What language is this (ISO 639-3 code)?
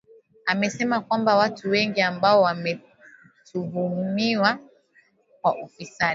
swa